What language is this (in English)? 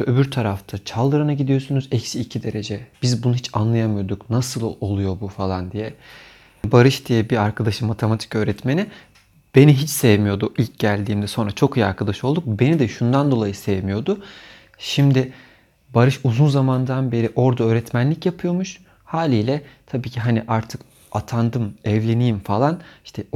Turkish